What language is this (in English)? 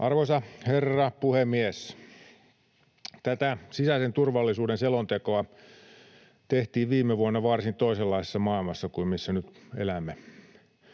Finnish